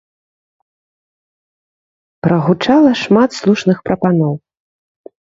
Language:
Belarusian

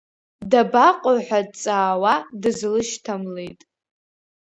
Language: Abkhazian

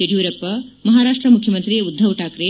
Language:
Kannada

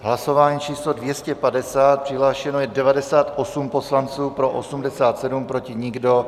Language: Czech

